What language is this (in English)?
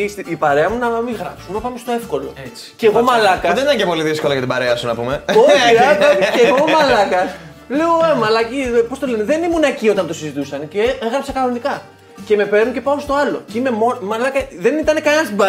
Greek